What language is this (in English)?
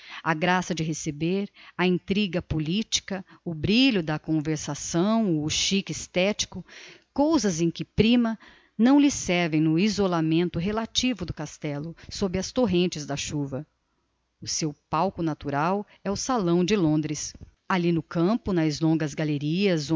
Portuguese